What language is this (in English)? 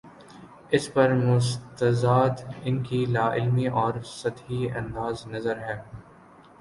Urdu